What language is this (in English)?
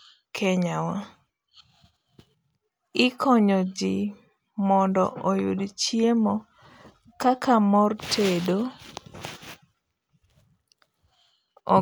Luo (Kenya and Tanzania)